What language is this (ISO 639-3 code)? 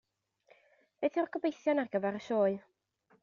cym